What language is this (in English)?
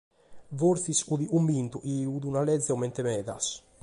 Sardinian